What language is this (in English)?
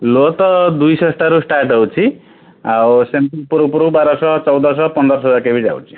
Odia